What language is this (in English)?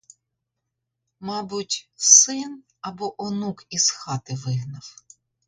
Ukrainian